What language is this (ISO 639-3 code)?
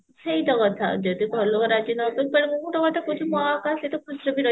ori